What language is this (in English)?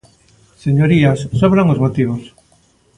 Galician